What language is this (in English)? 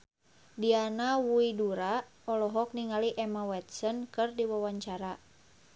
Sundanese